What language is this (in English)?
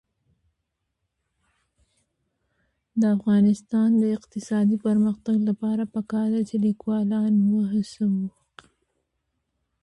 Pashto